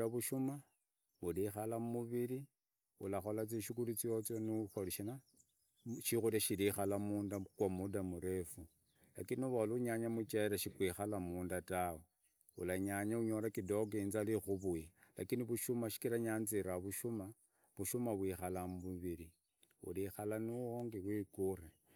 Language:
Idakho-Isukha-Tiriki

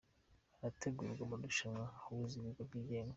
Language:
Kinyarwanda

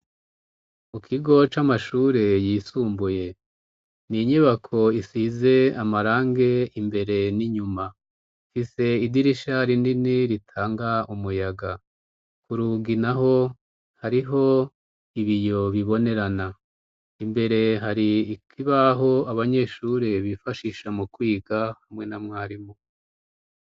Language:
Rundi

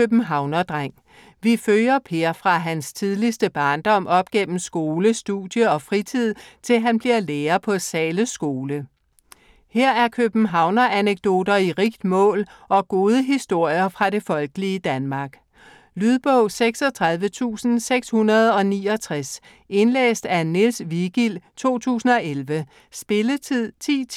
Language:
Danish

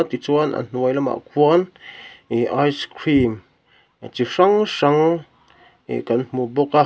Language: Mizo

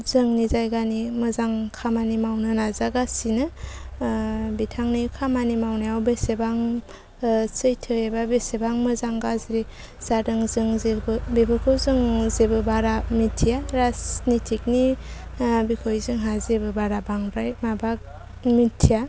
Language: Bodo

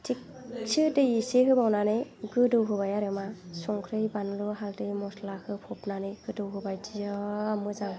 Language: Bodo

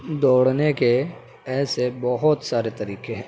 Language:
Urdu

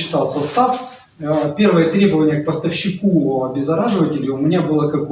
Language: Russian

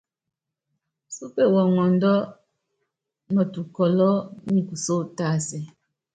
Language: Yangben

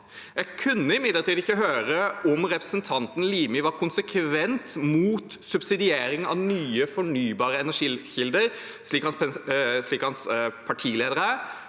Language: Norwegian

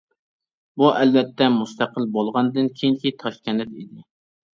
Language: Uyghur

